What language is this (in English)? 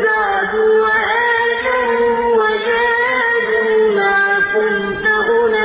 Arabic